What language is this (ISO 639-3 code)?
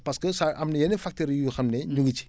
wol